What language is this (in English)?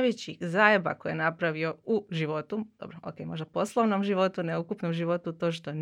Croatian